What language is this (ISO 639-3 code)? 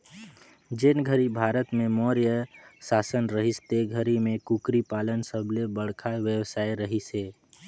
hne